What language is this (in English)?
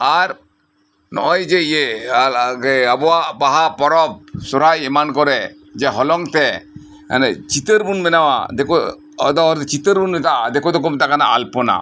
Santali